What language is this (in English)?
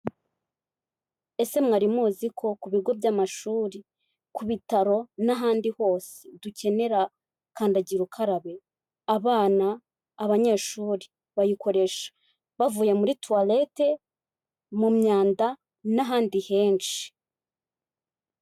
Kinyarwanda